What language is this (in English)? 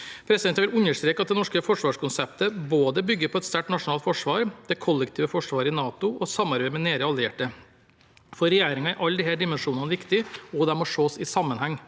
Norwegian